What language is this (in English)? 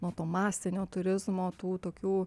Lithuanian